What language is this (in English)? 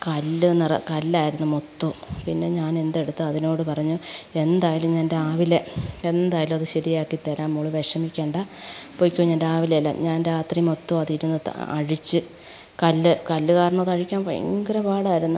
Malayalam